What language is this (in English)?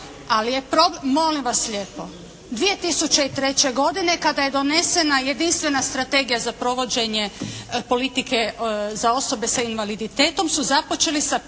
Croatian